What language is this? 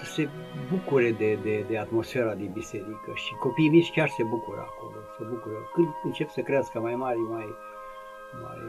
Romanian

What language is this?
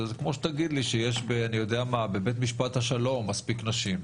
Hebrew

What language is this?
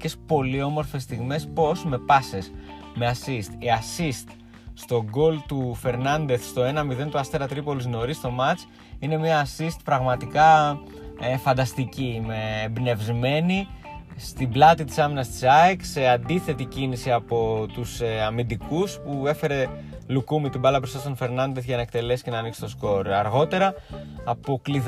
Greek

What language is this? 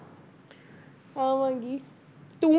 Punjabi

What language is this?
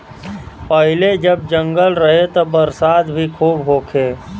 Bhojpuri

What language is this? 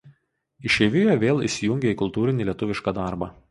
Lithuanian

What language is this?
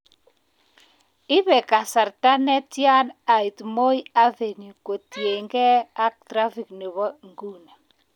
Kalenjin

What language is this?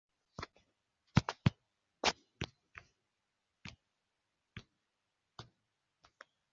Thai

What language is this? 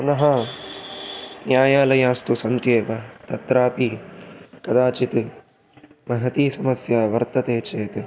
Sanskrit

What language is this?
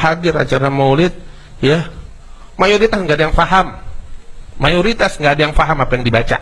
Indonesian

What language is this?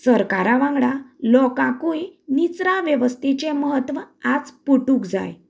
Konkani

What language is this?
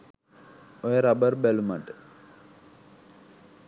Sinhala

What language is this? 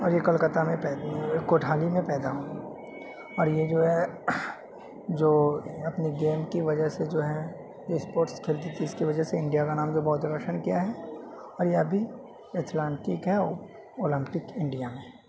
Urdu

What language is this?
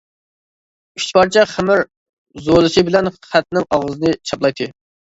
Uyghur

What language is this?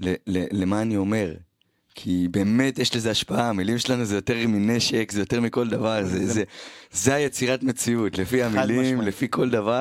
Hebrew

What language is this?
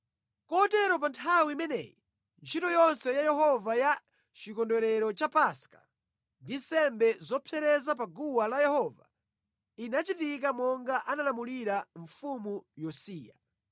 Nyanja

